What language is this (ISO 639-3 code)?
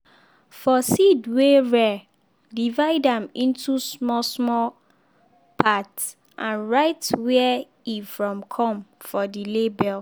pcm